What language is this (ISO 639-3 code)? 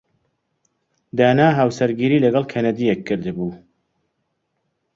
ckb